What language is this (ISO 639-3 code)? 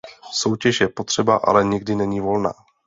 ces